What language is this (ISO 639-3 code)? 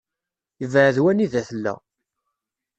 kab